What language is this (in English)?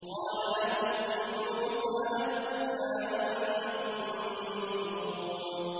Arabic